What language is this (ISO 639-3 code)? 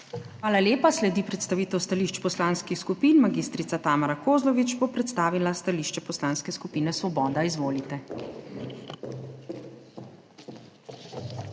slv